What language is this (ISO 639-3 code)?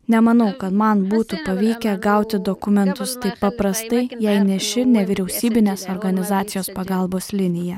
lit